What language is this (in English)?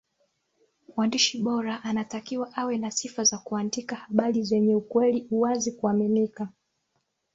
Swahili